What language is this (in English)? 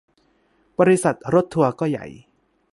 Thai